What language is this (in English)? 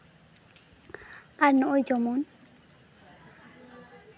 Santali